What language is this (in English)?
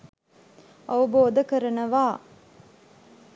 Sinhala